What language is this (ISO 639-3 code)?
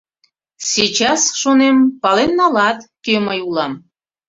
chm